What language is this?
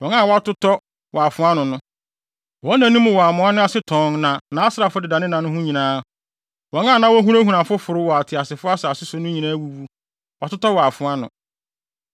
Akan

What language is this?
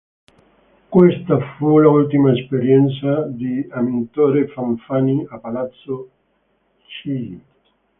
Italian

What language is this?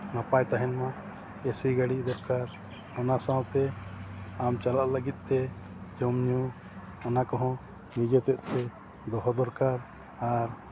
Santali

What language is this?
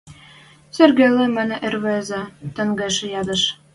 Western Mari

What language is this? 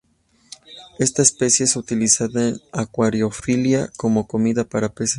Spanish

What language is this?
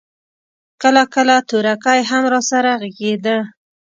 Pashto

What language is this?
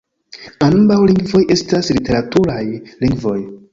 Esperanto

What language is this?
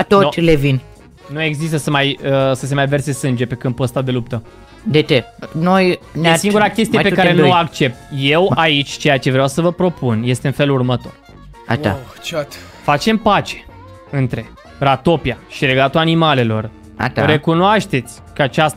Romanian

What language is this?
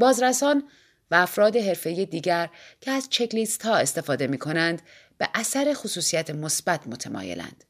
Persian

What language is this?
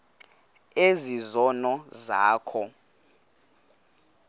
Xhosa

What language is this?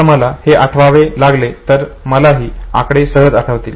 Marathi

